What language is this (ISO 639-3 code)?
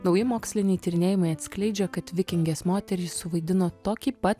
lit